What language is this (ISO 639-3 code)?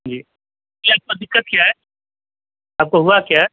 urd